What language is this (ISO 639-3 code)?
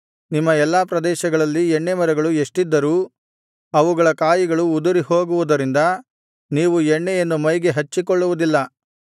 kan